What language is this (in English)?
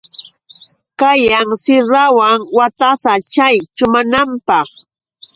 Yauyos Quechua